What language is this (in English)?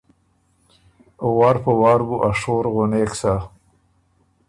Ormuri